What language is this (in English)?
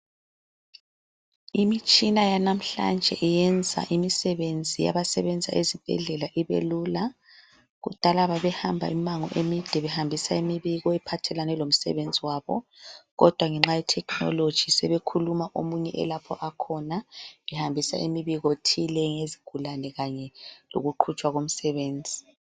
North Ndebele